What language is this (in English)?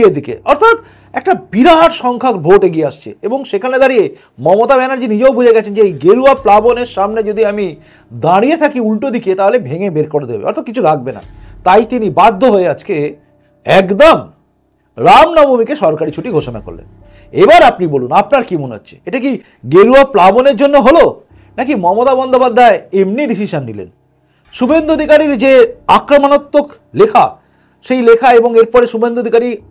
Bangla